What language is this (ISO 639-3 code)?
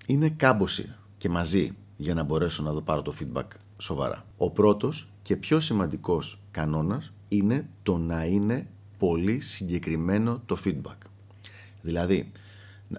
ell